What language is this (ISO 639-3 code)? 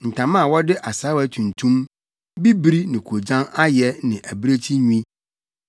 aka